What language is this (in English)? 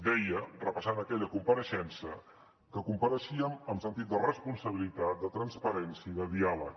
Catalan